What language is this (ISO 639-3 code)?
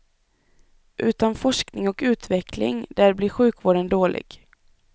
swe